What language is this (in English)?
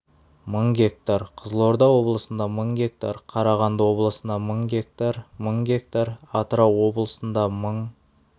Kazakh